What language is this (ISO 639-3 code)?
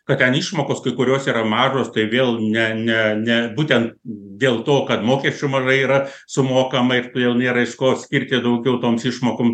lit